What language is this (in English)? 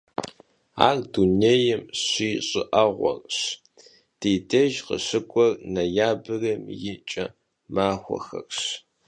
Kabardian